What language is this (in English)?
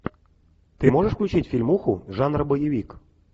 Russian